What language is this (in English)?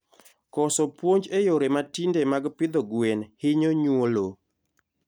Luo (Kenya and Tanzania)